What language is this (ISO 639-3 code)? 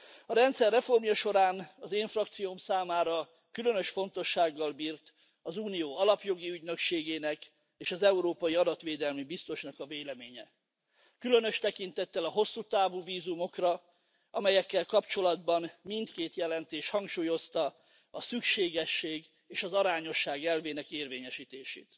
hun